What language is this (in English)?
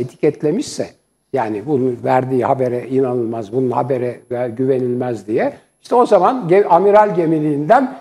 Turkish